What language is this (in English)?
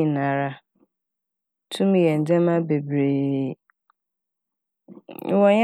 Akan